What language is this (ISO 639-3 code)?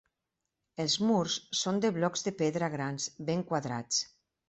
cat